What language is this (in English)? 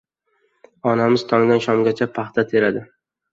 Uzbek